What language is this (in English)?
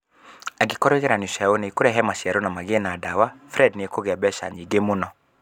Kikuyu